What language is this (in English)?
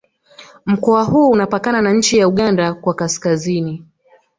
Swahili